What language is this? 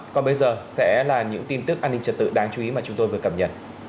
Vietnamese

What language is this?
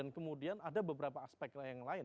Indonesian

